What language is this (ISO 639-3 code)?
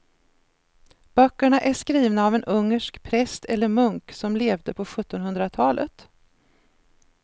swe